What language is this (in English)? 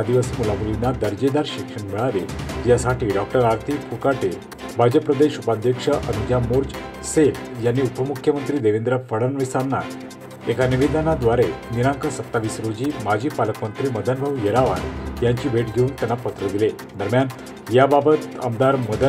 Hindi